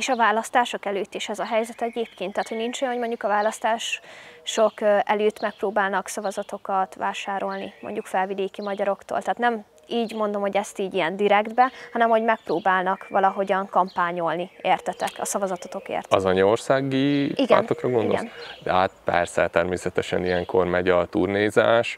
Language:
Hungarian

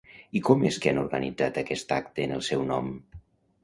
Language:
Catalan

